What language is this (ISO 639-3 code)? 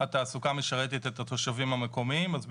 heb